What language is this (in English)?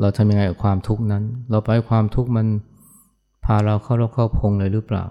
Thai